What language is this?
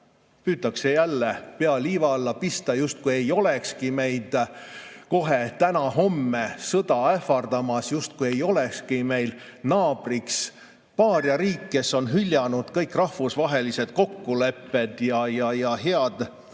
Estonian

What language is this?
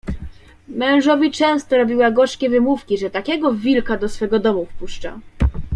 Polish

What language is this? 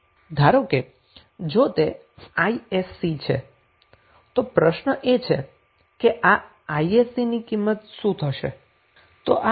Gujarati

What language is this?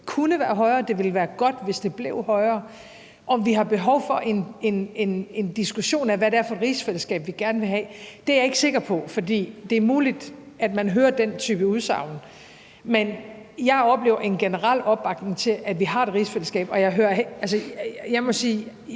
Danish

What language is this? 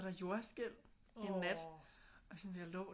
Danish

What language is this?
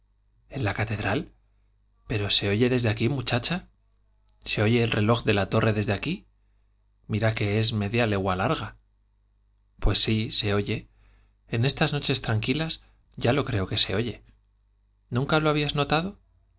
Spanish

